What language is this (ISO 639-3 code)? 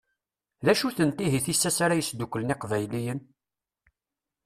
kab